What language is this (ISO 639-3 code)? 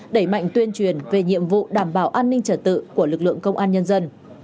vie